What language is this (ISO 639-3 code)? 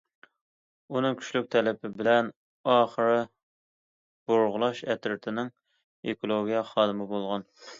uig